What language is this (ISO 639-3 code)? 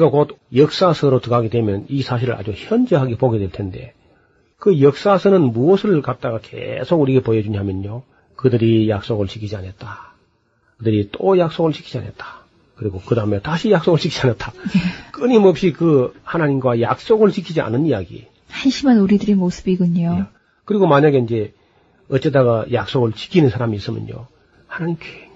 kor